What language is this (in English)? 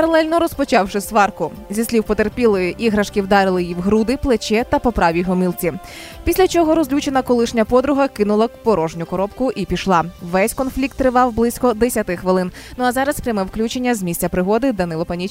Ukrainian